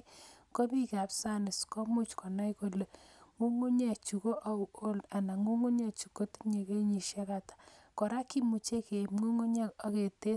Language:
Kalenjin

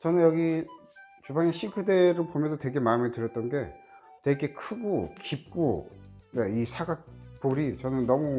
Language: Korean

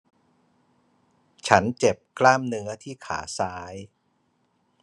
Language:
Thai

